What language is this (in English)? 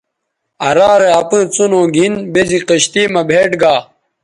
Bateri